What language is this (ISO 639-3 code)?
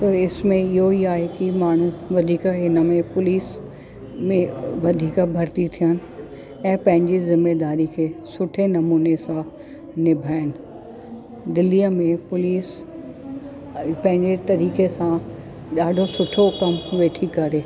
snd